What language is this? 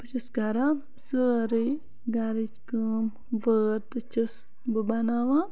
Kashmiri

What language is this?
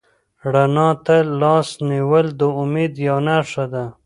Pashto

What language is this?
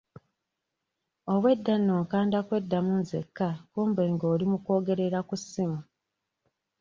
Ganda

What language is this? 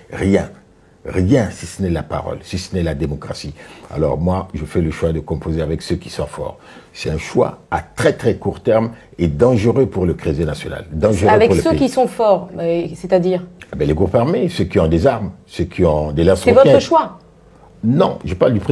French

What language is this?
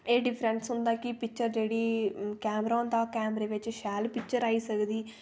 Dogri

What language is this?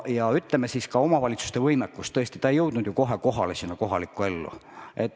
Estonian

